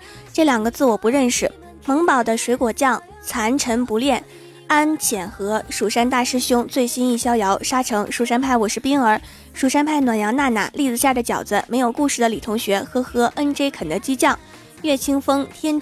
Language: Chinese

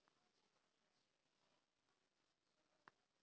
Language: Magahi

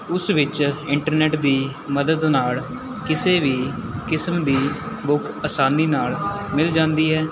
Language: Punjabi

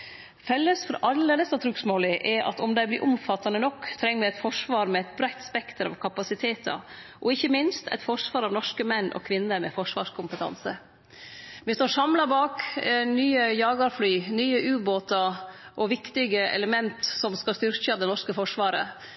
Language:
Norwegian Nynorsk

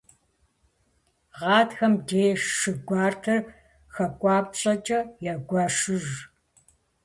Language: Kabardian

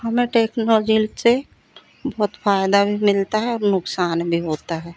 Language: Hindi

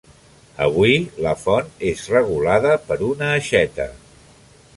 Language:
Catalan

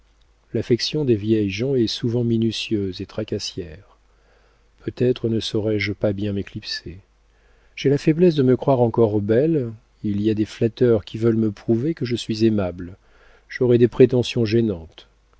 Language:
French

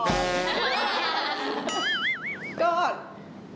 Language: Thai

